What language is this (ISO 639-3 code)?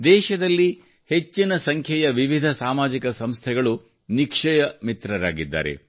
kan